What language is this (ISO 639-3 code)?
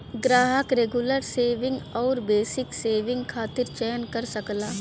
bho